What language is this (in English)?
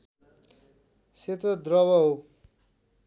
Nepali